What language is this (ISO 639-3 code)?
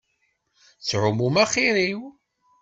kab